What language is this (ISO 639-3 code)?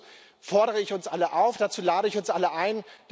deu